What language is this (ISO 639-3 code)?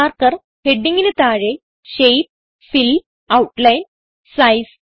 mal